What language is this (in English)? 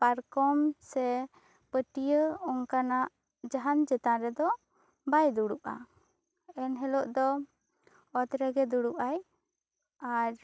Santali